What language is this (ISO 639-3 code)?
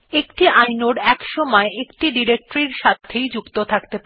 ben